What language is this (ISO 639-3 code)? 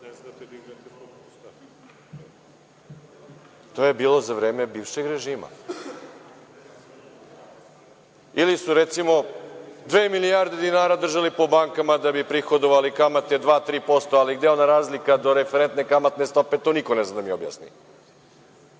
srp